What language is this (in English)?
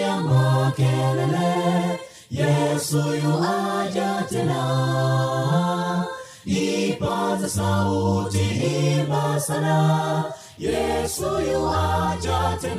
Swahili